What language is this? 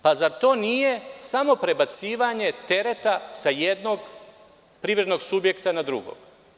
Serbian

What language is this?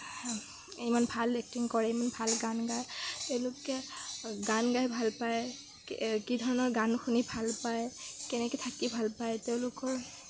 Assamese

